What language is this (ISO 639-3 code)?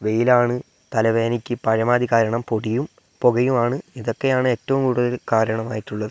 mal